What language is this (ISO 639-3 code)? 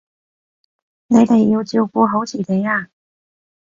yue